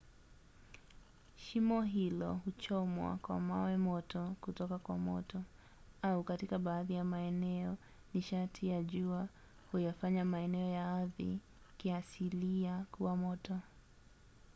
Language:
Swahili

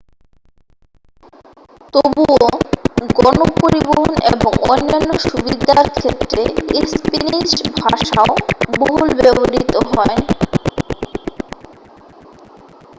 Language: Bangla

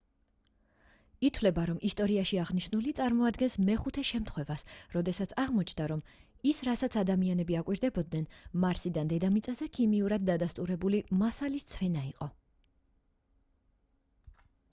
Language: Georgian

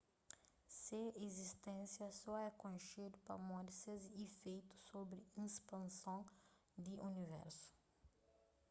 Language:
Kabuverdianu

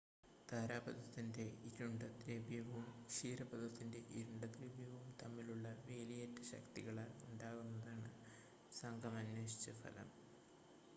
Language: Malayalam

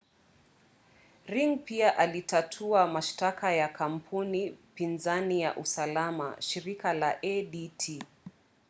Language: Swahili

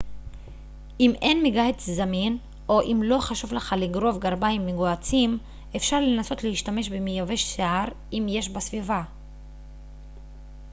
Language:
Hebrew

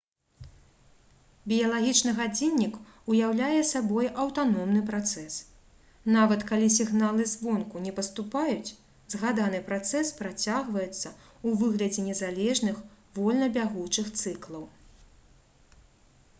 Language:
Belarusian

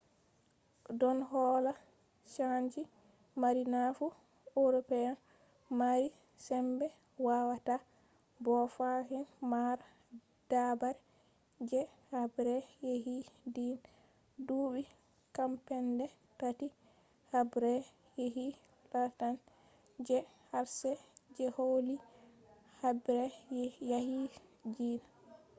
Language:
Fula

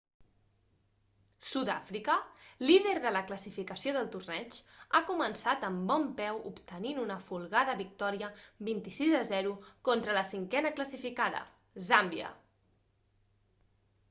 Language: Catalan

